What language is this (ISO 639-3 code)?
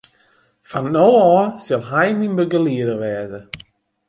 fry